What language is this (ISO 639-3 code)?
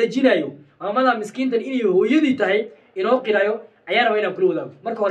ara